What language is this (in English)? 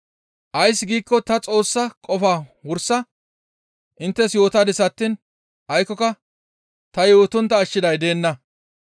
Gamo